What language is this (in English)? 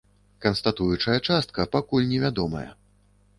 Belarusian